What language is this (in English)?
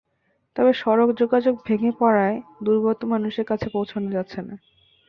Bangla